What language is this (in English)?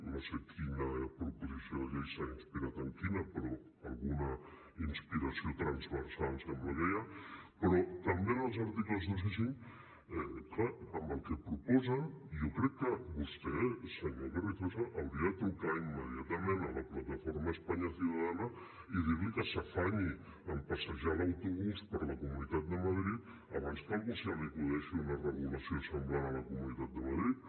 Catalan